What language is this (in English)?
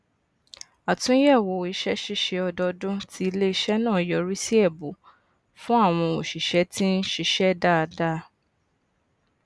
Yoruba